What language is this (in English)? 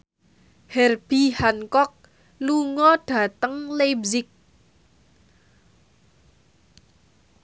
Javanese